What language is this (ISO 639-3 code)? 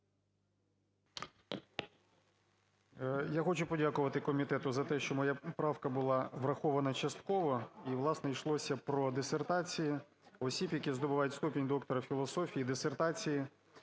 ukr